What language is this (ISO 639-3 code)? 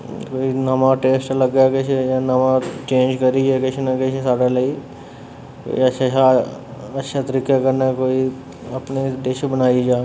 doi